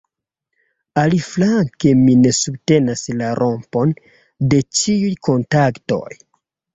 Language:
Esperanto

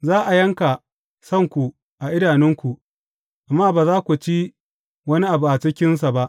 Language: Hausa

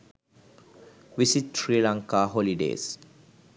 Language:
Sinhala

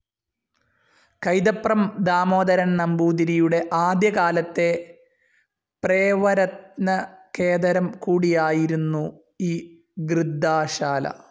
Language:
Malayalam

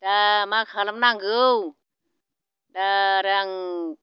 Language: Bodo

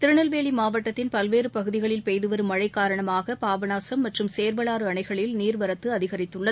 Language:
Tamil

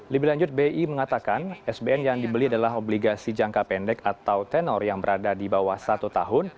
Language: Indonesian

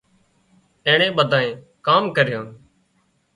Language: Wadiyara Koli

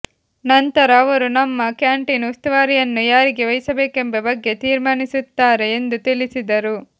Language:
Kannada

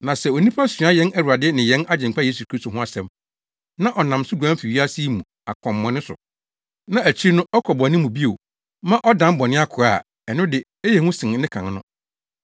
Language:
Akan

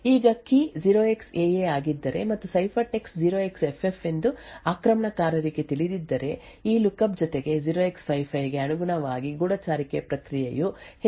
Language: Kannada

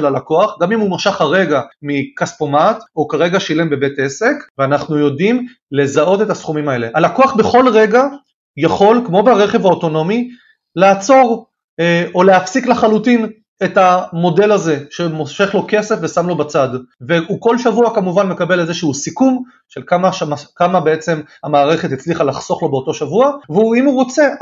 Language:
Hebrew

